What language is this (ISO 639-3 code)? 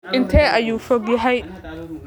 som